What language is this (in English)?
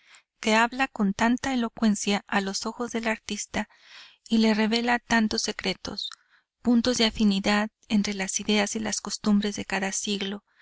Spanish